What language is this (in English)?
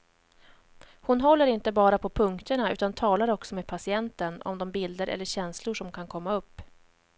Swedish